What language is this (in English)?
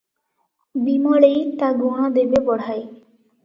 Odia